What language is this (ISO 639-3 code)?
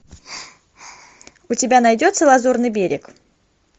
rus